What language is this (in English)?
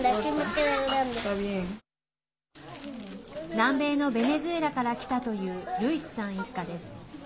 Japanese